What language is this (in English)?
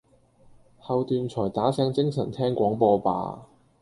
Cantonese